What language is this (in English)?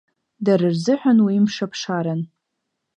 Abkhazian